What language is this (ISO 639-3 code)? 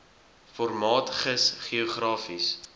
afr